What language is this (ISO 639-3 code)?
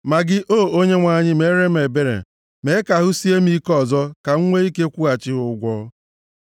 ibo